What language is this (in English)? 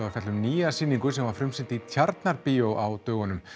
Icelandic